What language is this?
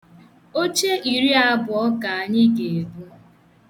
Igbo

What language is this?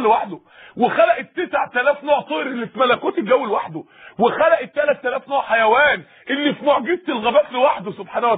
Arabic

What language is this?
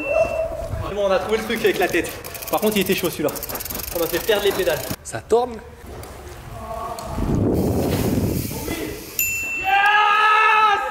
French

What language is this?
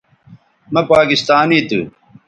Bateri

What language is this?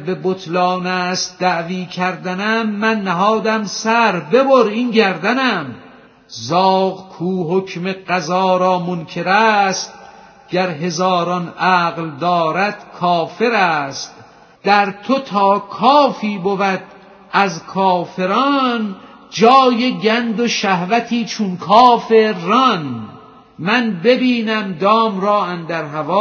Persian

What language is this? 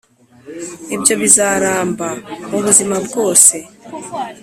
Kinyarwanda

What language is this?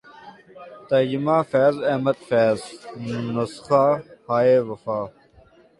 Urdu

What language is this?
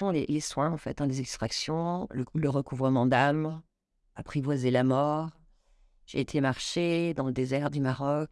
French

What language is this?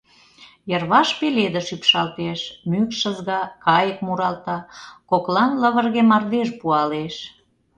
Mari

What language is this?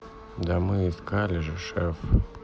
Russian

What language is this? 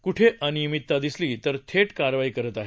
Marathi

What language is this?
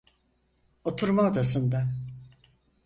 Turkish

